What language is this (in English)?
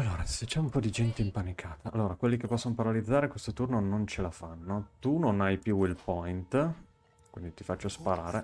Italian